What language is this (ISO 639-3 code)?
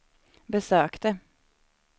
swe